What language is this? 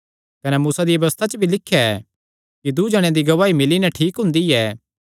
Kangri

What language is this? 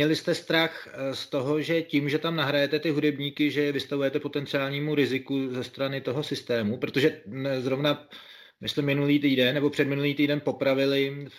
Czech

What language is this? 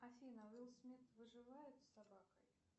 Russian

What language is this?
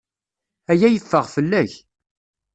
Kabyle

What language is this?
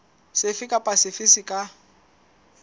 Southern Sotho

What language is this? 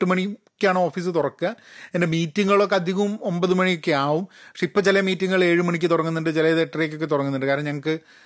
Malayalam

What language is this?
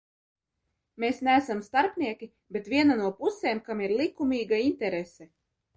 Latvian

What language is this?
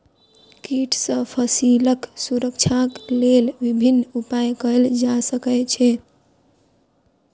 Maithili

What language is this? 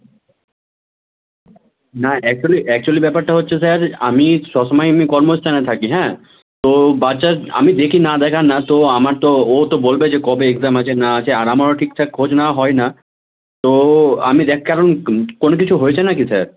Bangla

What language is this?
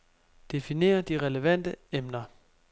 Danish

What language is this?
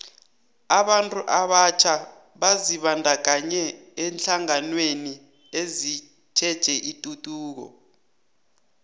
South Ndebele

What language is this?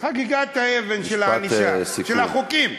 Hebrew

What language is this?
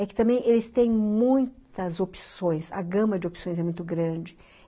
Portuguese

